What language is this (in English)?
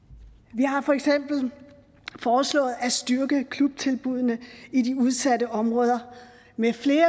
Danish